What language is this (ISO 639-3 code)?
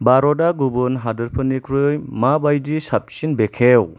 brx